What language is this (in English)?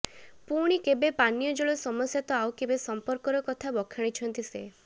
Odia